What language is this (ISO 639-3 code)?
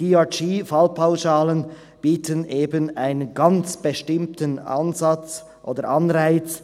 gsw